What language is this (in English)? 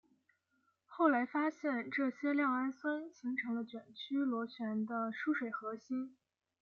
Chinese